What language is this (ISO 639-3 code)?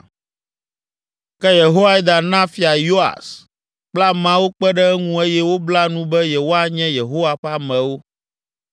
ewe